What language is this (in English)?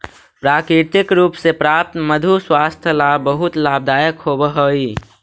Magahi